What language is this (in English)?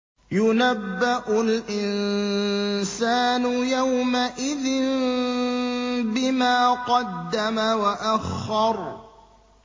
Arabic